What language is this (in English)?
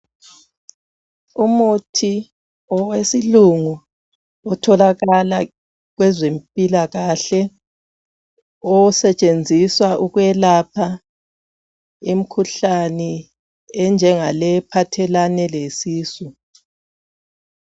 North Ndebele